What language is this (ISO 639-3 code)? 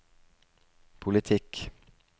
nor